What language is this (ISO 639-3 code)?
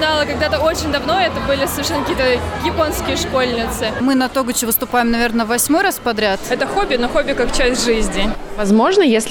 rus